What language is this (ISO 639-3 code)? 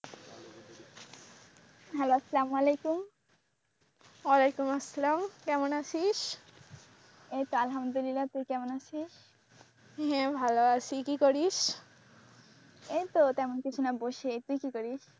ben